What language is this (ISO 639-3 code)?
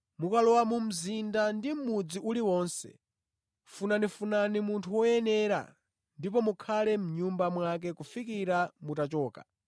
nya